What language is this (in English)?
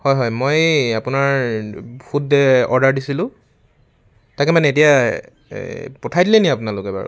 Assamese